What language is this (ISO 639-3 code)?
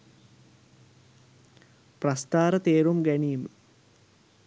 sin